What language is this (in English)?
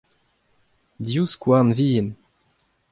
Breton